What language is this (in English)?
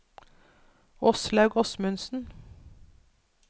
Norwegian